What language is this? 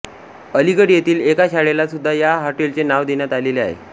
Marathi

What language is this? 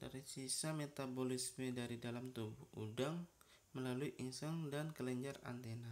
Indonesian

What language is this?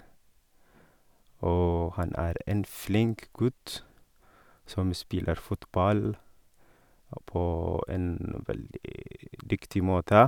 Norwegian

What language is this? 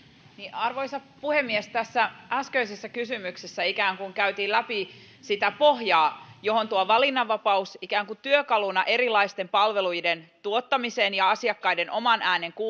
Finnish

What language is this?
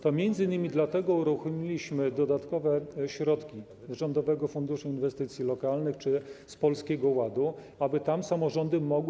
Polish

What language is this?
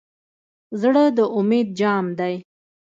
Pashto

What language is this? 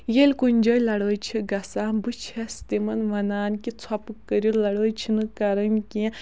Kashmiri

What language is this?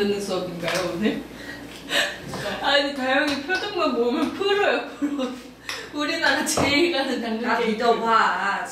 Korean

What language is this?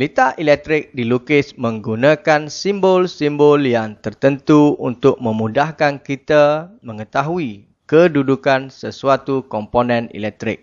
Malay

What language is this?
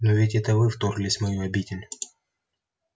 Russian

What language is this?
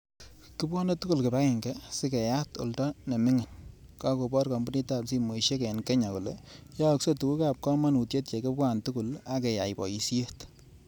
Kalenjin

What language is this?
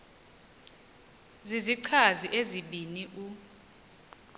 Xhosa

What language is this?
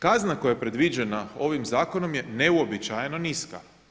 Croatian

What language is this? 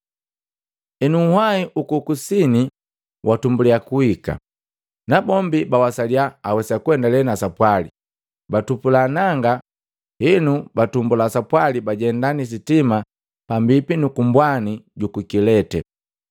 Matengo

